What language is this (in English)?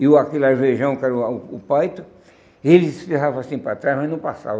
Portuguese